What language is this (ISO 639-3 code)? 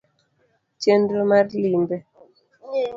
luo